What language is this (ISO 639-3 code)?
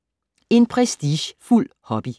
dan